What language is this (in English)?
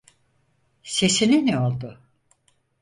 Turkish